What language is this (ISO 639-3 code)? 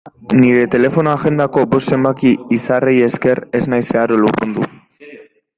eus